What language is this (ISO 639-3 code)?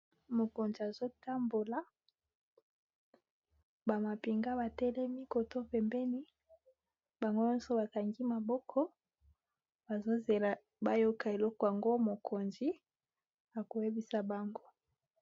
lin